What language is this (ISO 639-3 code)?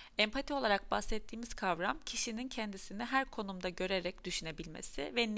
tur